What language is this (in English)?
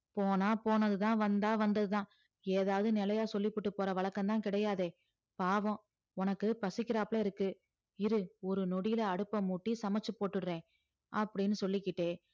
Tamil